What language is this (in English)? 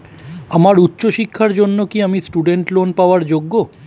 Bangla